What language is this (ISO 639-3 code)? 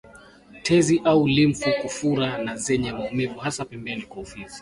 swa